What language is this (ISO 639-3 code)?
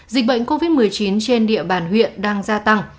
vie